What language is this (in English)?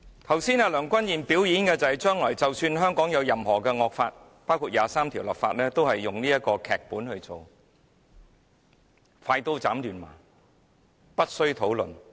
Cantonese